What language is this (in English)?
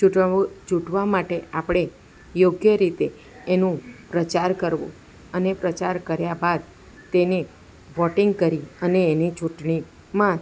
Gujarati